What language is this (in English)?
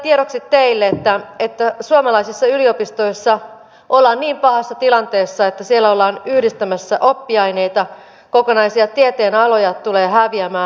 Finnish